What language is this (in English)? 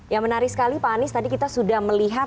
Indonesian